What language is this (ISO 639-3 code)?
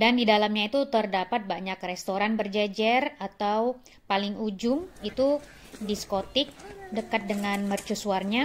ind